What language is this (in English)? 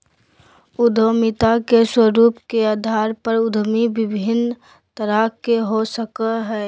Magahi